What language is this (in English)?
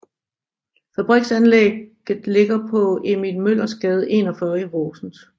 Danish